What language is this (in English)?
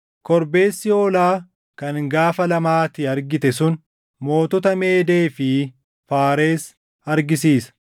Oromo